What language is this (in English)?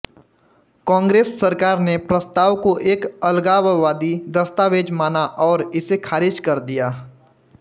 Hindi